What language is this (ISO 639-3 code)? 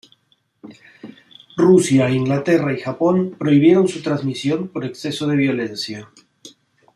spa